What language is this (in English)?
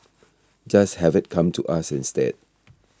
English